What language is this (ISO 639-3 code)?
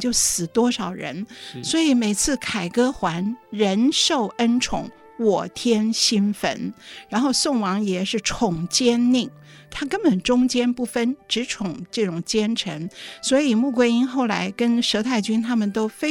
zho